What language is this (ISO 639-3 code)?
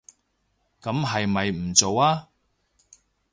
yue